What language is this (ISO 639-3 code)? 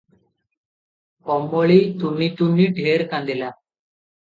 ori